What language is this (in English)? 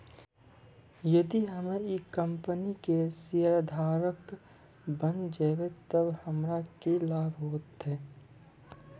Maithili